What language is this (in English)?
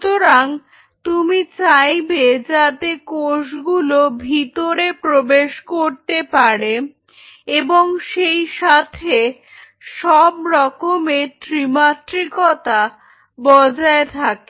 Bangla